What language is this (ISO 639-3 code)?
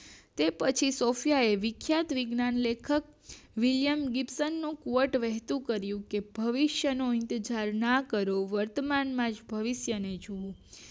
guj